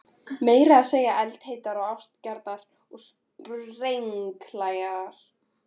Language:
Icelandic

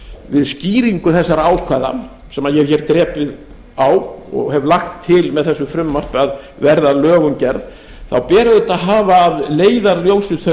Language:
Icelandic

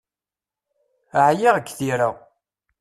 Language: Kabyle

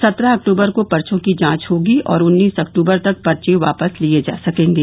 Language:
Hindi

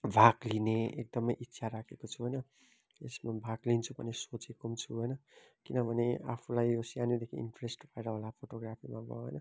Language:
Nepali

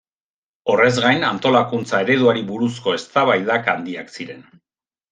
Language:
Basque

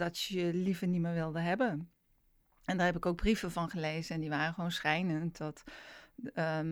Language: Dutch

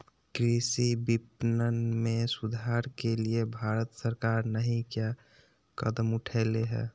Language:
Magahi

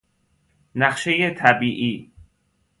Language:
Persian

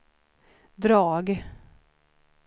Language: Swedish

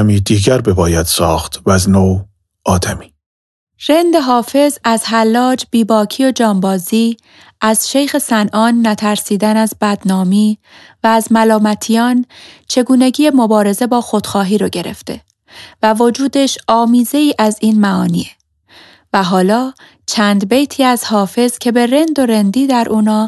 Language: Persian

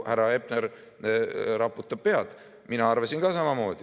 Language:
Estonian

